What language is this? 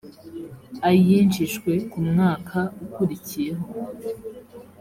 Kinyarwanda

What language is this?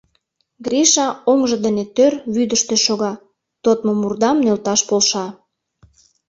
Mari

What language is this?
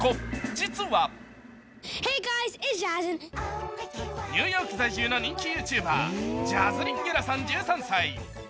Japanese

